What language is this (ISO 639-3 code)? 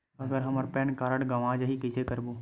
hne